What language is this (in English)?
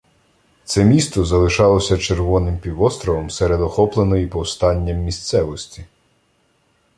Ukrainian